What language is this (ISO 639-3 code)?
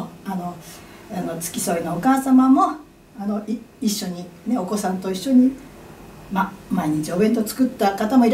jpn